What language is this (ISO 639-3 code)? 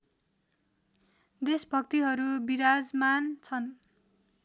nep